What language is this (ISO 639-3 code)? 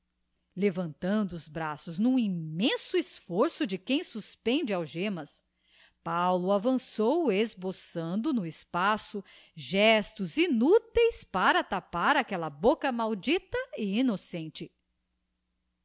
por